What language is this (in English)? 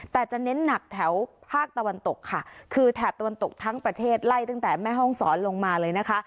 Thai